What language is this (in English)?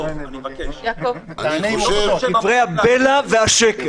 Hebrew